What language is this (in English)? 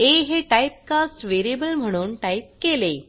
Marathi